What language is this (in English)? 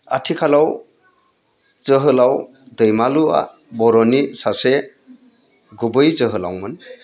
Bodo